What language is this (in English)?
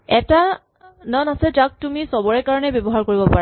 Assamese